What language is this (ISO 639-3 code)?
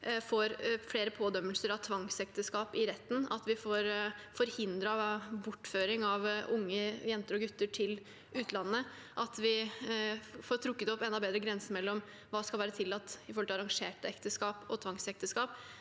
nor